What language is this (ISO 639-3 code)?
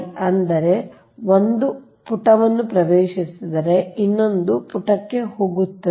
kan